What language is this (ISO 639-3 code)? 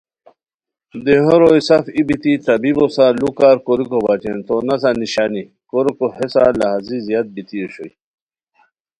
khw